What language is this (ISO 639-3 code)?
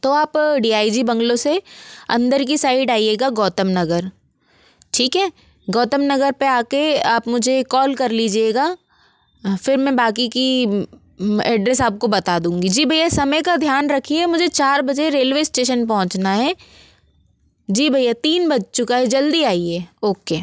hin